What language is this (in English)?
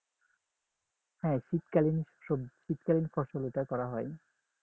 Bangla